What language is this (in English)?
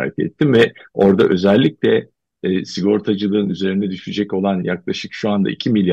Turkish